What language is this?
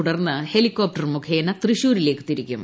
Malayalam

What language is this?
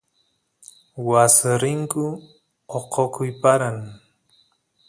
Santiago del Estero Quichua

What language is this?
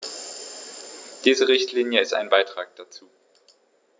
German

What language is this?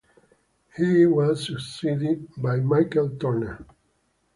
English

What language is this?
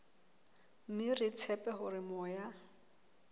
Southern Sotho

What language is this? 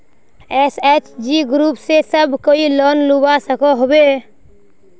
Magahi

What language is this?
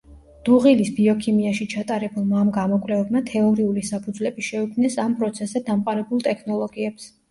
Georgian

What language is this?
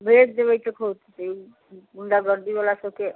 Maithili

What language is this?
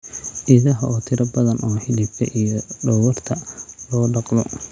Somali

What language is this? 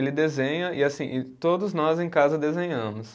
Portuguese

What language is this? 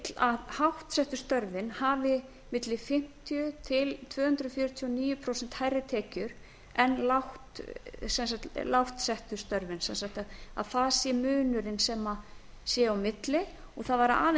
Icelandic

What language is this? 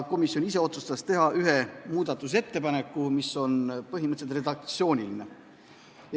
Estonian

